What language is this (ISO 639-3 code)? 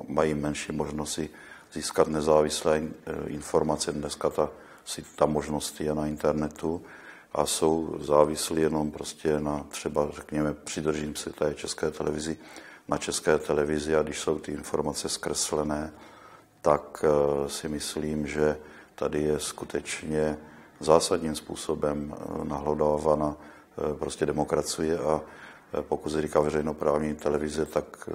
ces